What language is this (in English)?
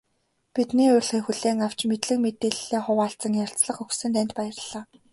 Mongolian